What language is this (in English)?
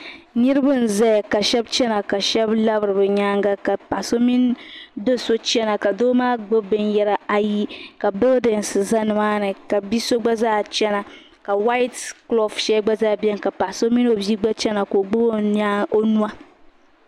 Dagbani